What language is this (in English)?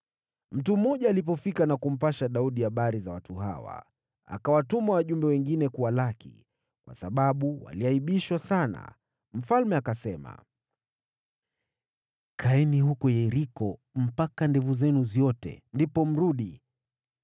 Swahili